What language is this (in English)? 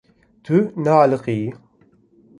Kurdish